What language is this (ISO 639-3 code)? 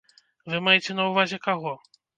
bel